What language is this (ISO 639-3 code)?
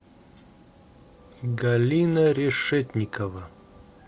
rus